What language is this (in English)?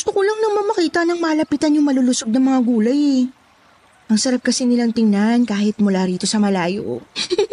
Filipino